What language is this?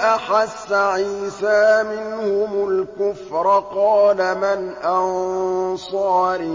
Arabic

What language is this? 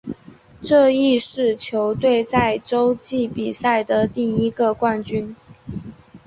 Chinese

